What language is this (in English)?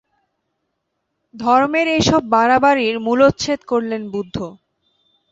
Bangla